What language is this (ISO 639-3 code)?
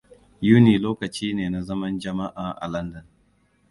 hau